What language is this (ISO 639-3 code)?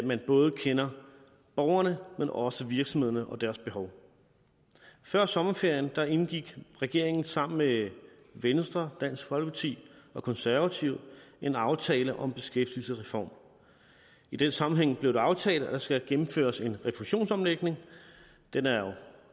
dan